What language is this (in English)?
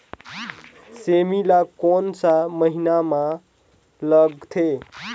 Chhattisgarhi